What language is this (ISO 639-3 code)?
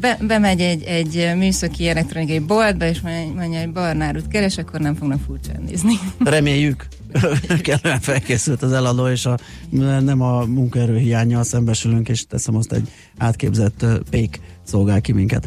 hun